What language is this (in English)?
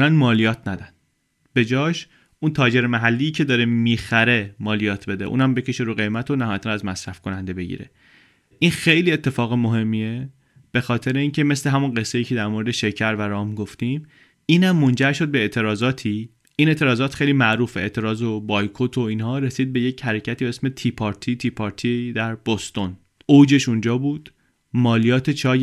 Persian